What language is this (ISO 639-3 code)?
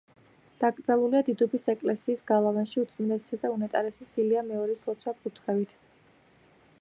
kat